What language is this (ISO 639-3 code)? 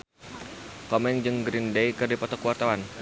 sun